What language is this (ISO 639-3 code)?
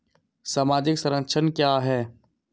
hin